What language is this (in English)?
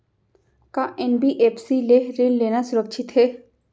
Chhattisgarhi